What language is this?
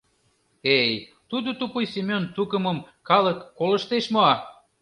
Mari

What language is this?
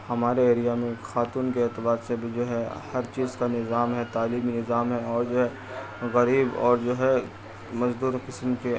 Urdu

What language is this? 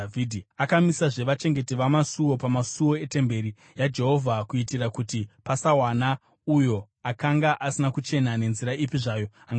Shona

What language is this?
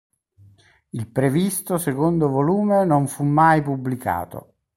Italian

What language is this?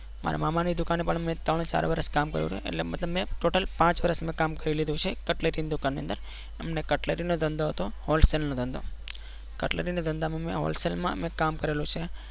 Gujarati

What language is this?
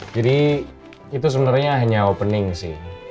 Indonesian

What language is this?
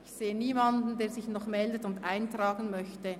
Swiss German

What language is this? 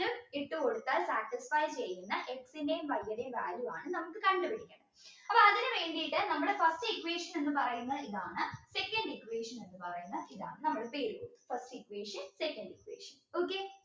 Malayalam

